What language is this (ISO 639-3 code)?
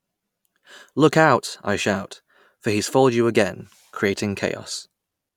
eng